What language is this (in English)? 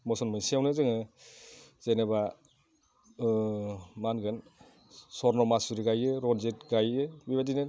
Bodo